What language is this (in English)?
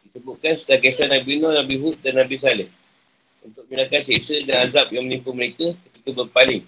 Malay